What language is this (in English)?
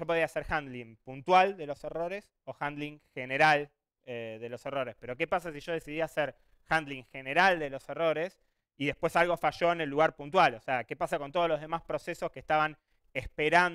Spanish